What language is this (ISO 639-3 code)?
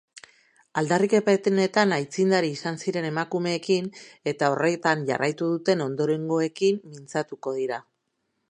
eus